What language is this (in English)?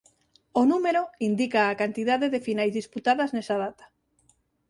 Galician